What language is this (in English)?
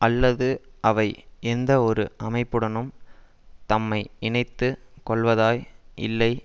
Tamil